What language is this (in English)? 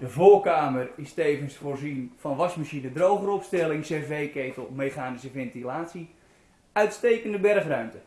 Dutch